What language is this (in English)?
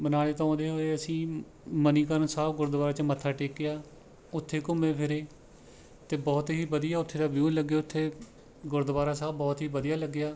Punjabi